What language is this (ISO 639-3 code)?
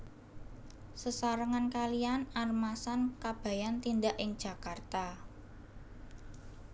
jav